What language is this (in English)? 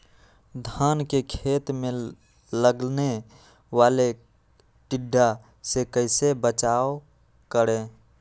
Magahi